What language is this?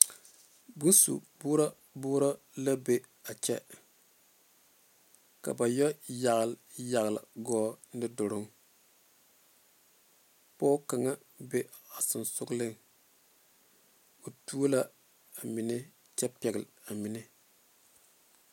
Southern Dagaare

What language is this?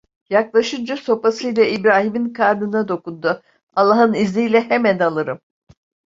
Turkish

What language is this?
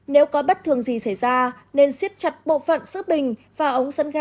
Vietnamese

